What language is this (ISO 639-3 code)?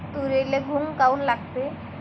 mar